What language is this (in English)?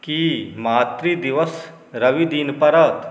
Maithili